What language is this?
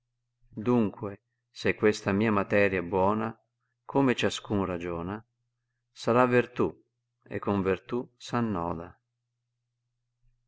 Italian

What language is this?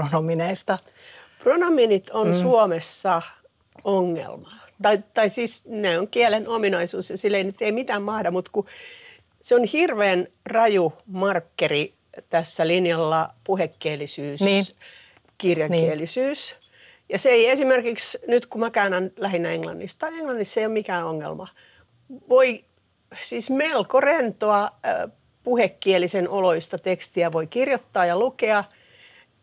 Finnish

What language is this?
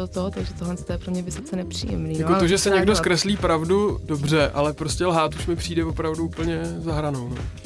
Czech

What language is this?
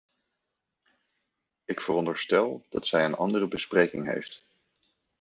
Dutch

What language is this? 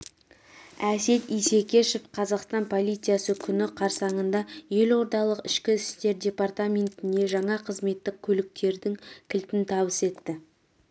Kazakh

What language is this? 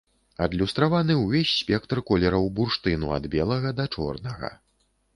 Belarusian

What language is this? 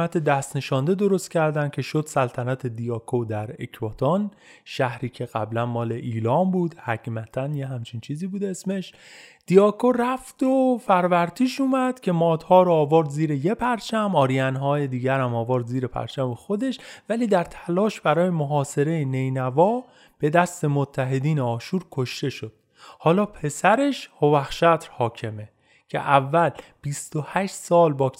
Persian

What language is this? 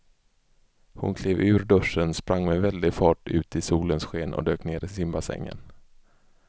Swedish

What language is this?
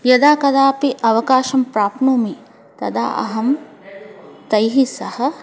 Sanskrit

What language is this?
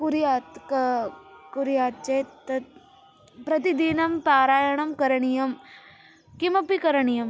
Sanskrit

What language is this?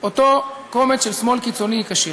Hebrew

